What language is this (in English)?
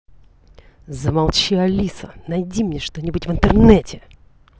Russian